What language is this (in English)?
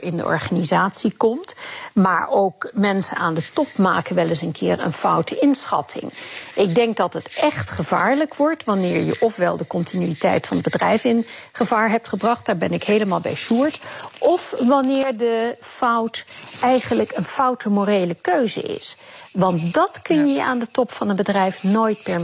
Dutch